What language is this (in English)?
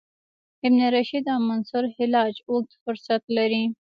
Pashto